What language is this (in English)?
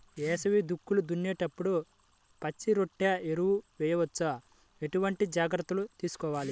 Telugu